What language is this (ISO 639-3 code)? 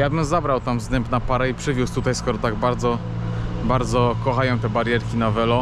pol